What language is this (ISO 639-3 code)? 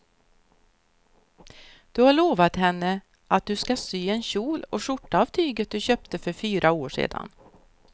swe